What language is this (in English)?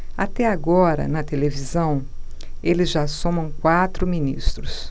Portuguese